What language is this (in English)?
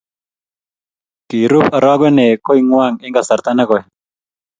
Kalenjin